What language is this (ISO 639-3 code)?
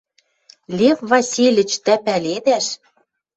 mrj